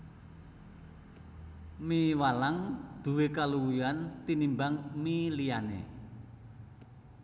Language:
Javanese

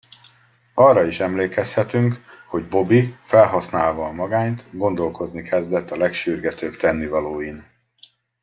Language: Hungarian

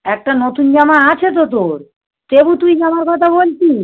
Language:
Bangla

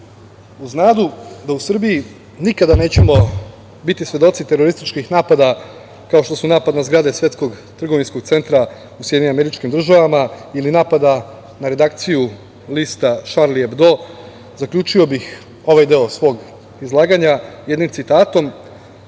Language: Serbian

